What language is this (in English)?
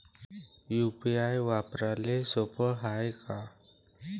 Marathi